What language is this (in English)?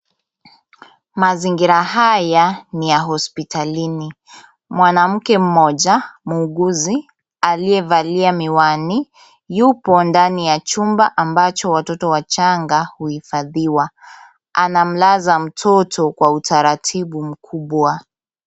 Swahili